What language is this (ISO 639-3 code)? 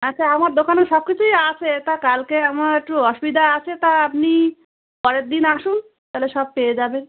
ben